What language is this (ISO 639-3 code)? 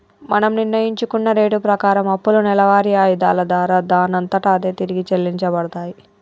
tel